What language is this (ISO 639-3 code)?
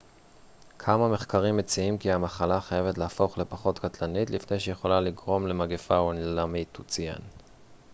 heb